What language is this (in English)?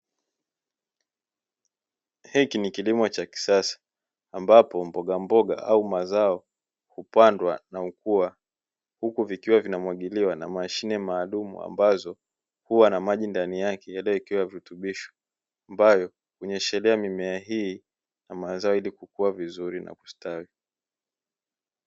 Swahili